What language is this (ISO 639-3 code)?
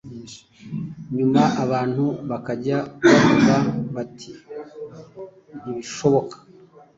kin